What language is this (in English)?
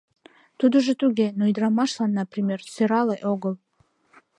Mari